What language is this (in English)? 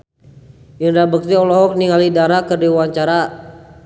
Sundanese